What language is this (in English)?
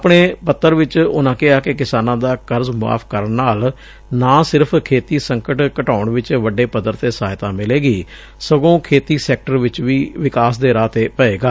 Punjabi